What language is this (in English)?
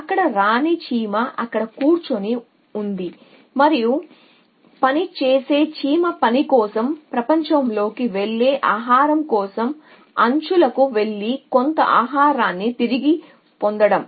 Telugu